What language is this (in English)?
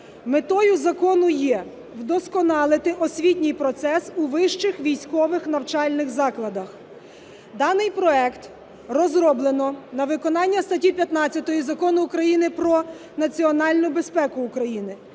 Ukrainian